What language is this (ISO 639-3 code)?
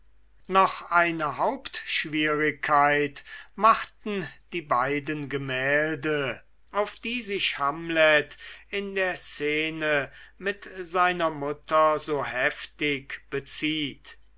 deu